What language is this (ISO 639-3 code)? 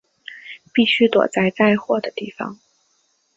zho